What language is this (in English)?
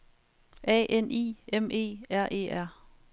Danish